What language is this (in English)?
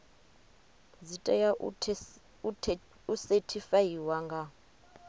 Venda